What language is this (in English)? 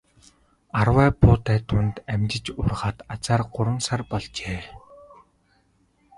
Mongolian